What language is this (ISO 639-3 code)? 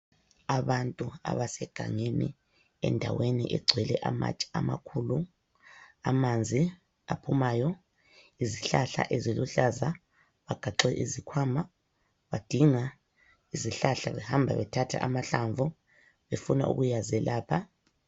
nde